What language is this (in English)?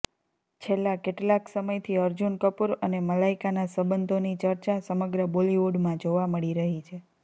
Gujarati